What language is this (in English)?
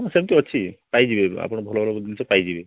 Odia